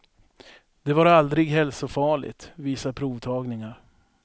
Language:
Swedish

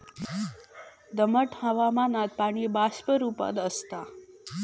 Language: Marathi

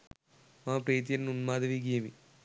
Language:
Sinhala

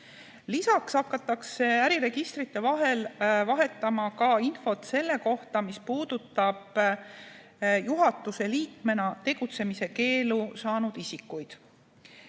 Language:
Estonian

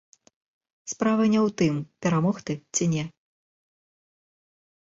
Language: Belarusian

